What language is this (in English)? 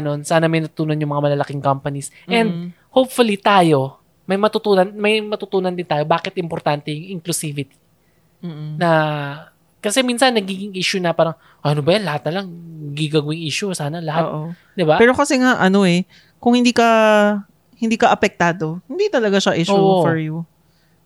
Filipino